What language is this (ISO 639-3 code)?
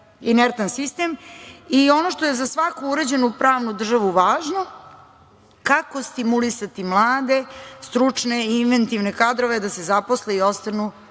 srp